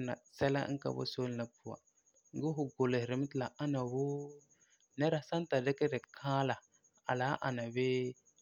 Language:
Frafra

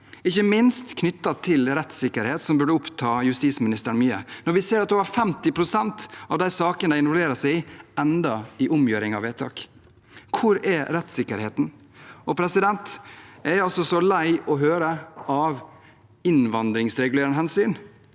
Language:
Norwegian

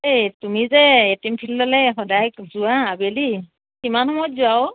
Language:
Assamese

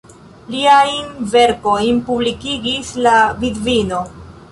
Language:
Esperanto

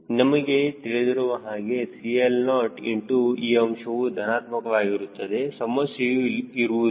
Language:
Kannada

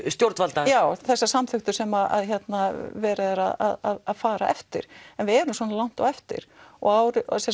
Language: Icelandic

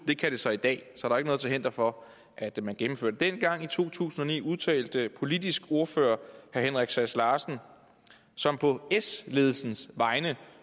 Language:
Danish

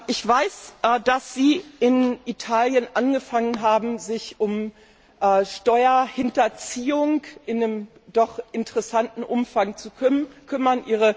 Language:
German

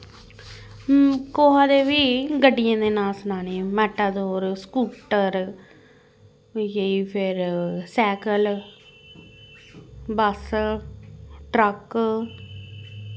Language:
Dogri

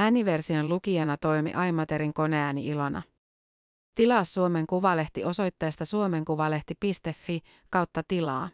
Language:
Finnish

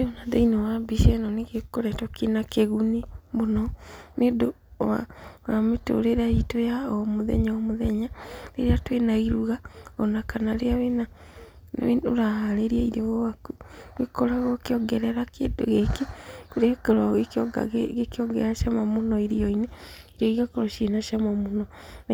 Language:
Kikuyu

